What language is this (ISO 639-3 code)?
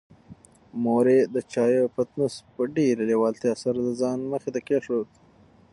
pus